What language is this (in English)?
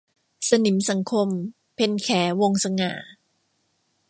Thai